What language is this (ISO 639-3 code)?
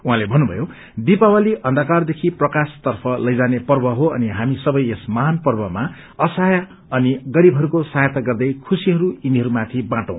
nep